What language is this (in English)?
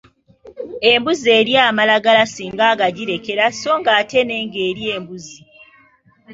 Ganda